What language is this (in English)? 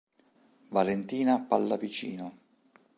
Italian